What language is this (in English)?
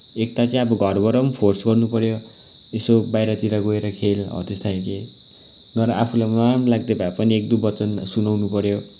Nepali